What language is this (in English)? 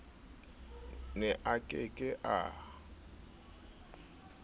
Southern Sotho